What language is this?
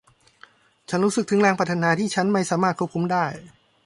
Thai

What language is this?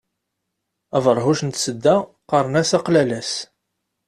Kabyle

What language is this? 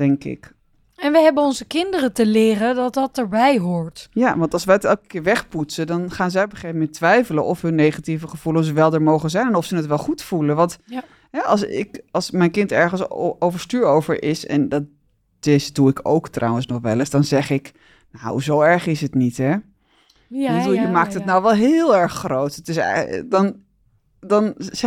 Dutch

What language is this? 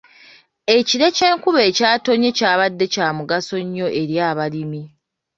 Ganda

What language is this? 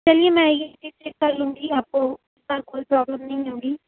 Urdu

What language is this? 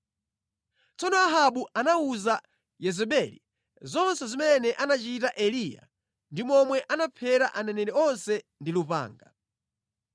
Nyanja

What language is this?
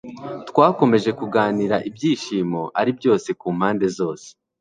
Kinyarwanda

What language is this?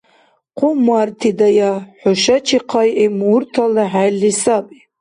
Dargwa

